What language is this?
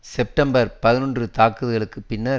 Tamil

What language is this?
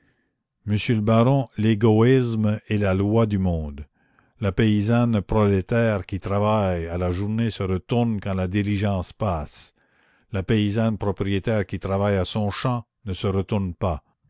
French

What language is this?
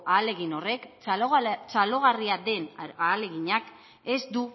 Basque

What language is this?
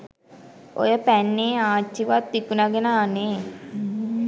Sinhala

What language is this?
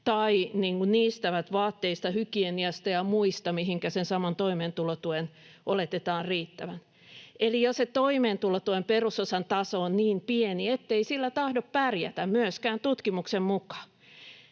Finnish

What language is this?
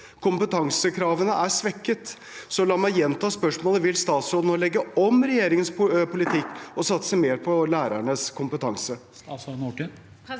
Norwegian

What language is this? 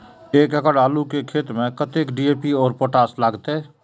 Maithili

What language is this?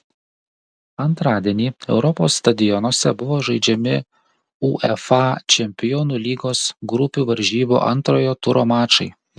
Lithuanian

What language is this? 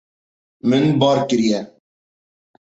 Kurdish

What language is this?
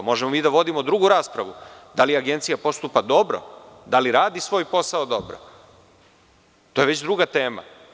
Serbian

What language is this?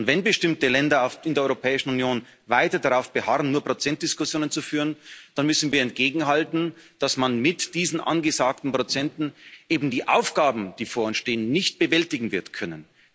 German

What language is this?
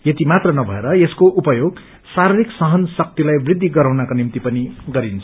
Nepali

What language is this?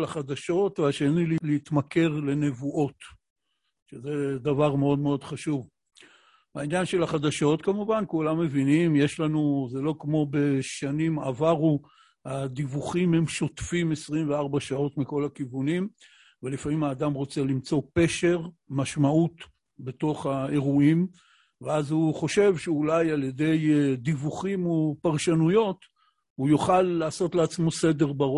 Hebrew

